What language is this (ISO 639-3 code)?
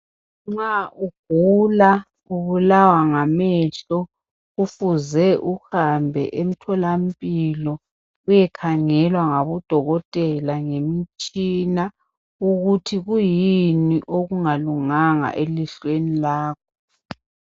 nde